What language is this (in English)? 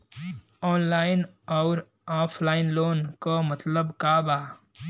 Bhojpuri